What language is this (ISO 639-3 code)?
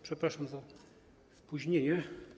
pol